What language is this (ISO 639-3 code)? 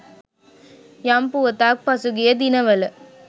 sin